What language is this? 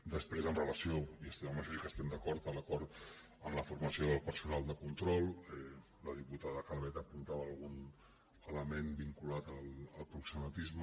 Catalan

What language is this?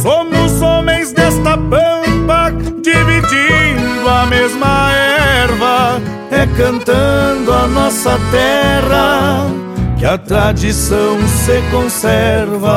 Portuguese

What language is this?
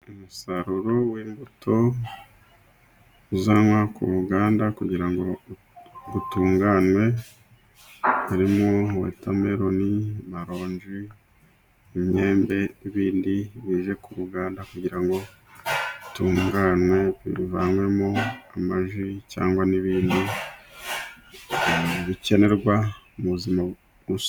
Kinyarwanda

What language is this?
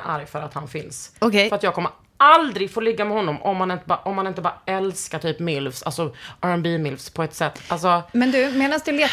Swedish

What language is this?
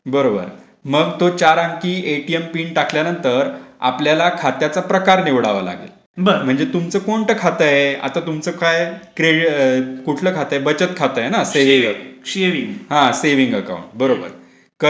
Marathi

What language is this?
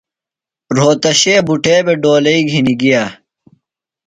Phalura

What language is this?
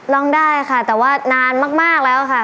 Thai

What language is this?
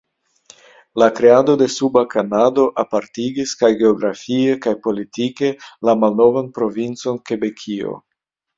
Esperanto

